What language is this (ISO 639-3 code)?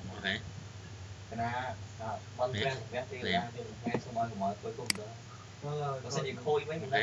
vie